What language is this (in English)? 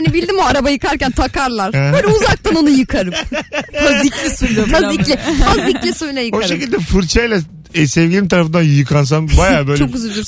Turkish